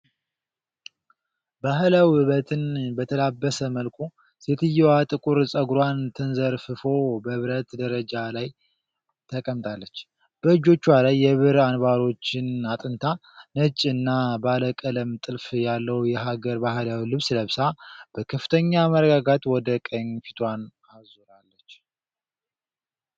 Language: Amharic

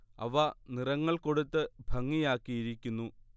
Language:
Malayalam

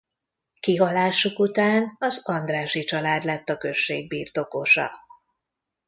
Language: Hungarian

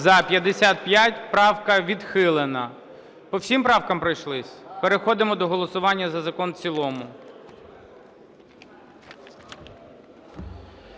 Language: Ukrainian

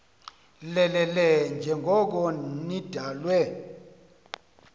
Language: Xhosa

